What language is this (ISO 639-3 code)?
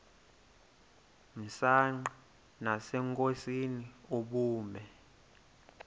xho